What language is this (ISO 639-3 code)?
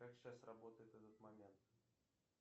rus